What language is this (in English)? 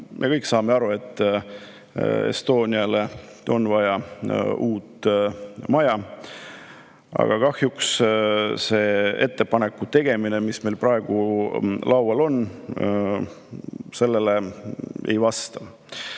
Estonian